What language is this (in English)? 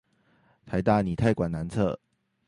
Chinese